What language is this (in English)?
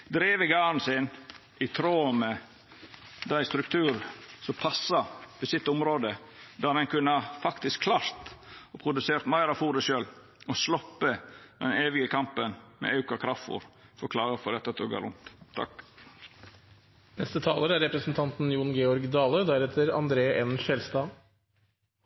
Norwegian Nynorsk